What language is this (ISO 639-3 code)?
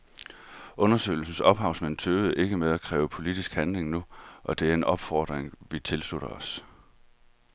dan